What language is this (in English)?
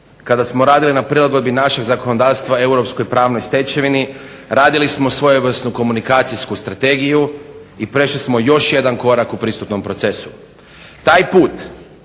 Croatian